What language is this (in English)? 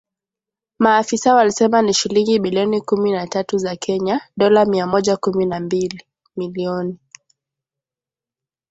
Swahili